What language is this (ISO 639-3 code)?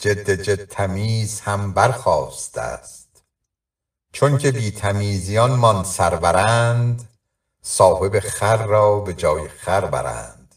fas